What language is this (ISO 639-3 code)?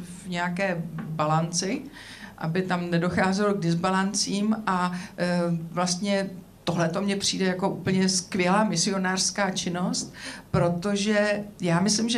ces